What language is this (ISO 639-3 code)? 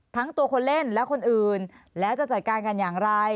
tha